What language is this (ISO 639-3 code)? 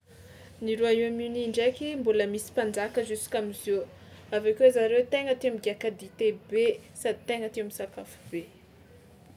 xmw